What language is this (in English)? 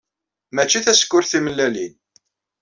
Kabyle